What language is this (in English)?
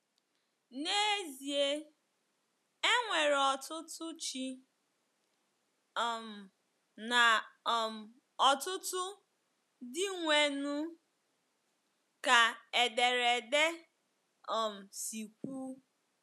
Igbo